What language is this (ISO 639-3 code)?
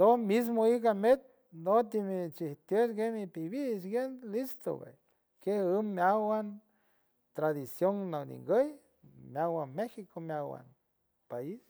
hue